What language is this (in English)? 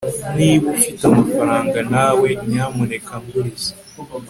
Kinyarwanda